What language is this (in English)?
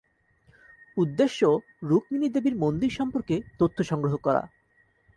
Bangla